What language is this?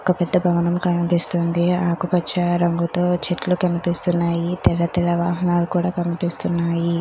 Telugu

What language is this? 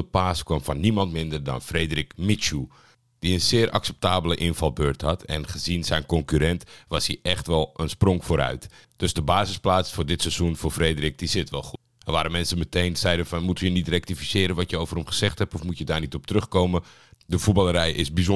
Dutch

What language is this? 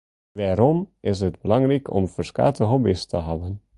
Western Frisian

